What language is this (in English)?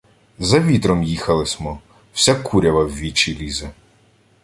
Ukrainian